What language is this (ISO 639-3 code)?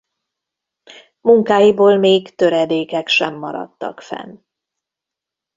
hun